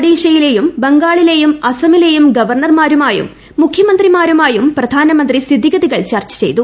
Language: Malayalam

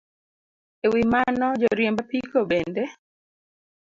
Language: Luo (Kenya and Tanzania)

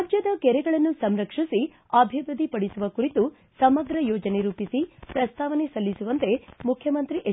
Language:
Kannada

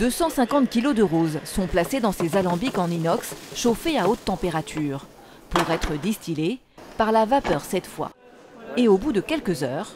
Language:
French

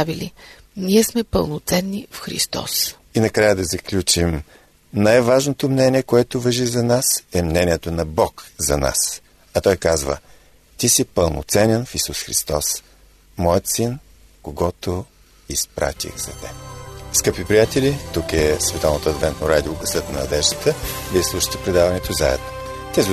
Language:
Bulgarian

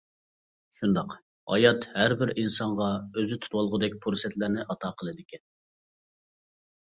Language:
Uyghur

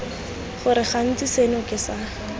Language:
Tswana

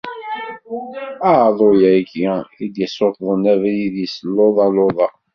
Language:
Kabyle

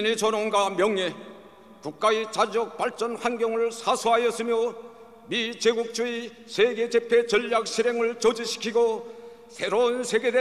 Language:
Korean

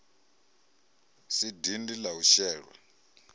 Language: Venda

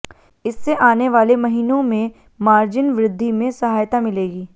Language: Hindi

